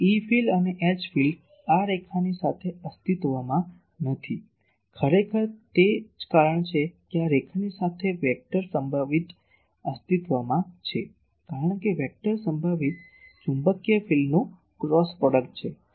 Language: Gujarati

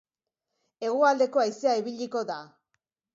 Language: Basque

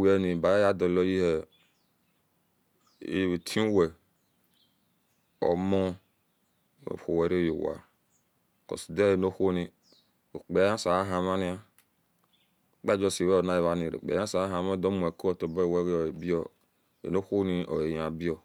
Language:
Esan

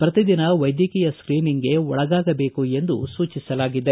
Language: Kannada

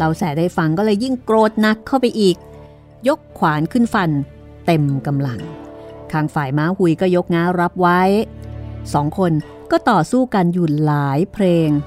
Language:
Thai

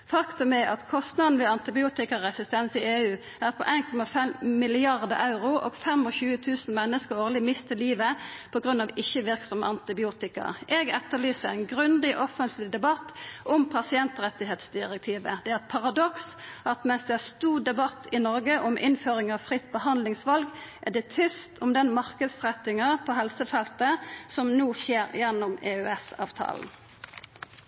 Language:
Norwegian Nynorsk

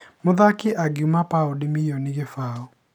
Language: Kikuyu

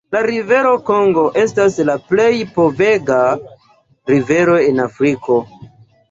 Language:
Esperanto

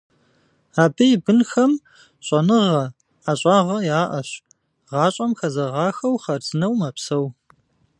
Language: Kabardian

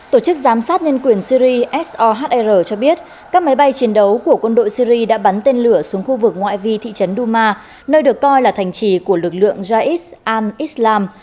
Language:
Vietnamese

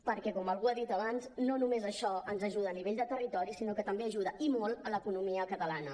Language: Catalan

